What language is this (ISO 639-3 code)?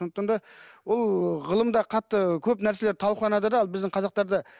kaz